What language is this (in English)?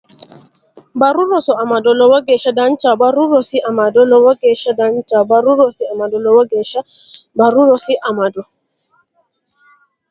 Sidamo